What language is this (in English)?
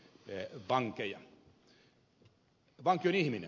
Finnish